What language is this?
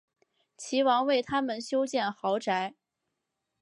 Chinese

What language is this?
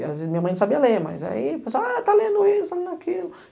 Portuguese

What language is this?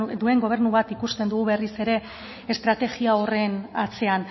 Basque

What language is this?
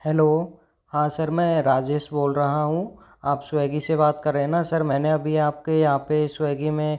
Hindi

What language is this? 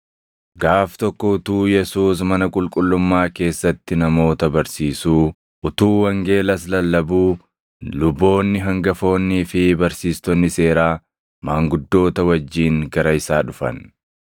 Oromo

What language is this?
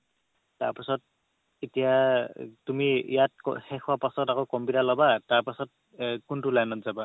Assamese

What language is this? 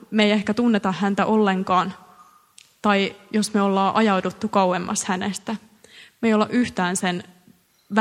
Finnish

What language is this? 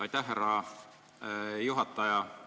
Estonian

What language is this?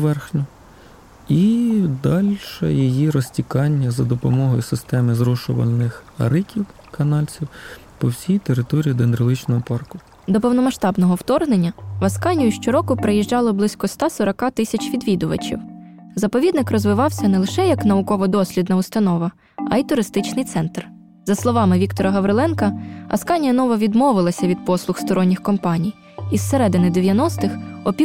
Ukrainian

